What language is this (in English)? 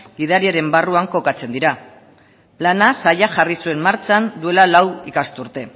Basque